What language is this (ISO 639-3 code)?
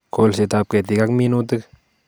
kln